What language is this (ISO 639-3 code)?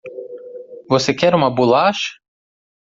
por